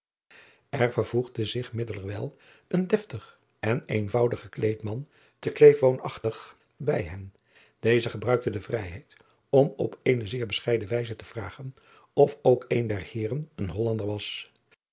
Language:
Dutch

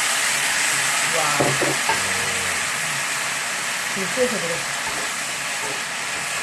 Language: Korean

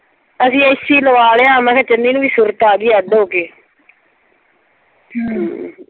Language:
Punjabi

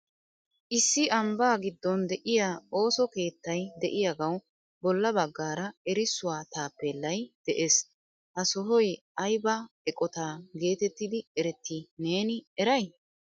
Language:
Wolaytta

